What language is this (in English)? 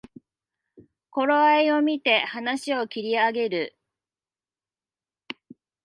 Japanese